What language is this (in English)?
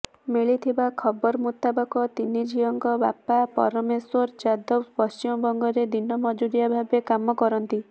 Odia